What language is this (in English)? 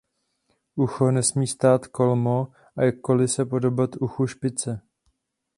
Czech